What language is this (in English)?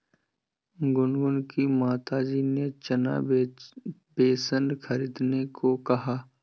Hindi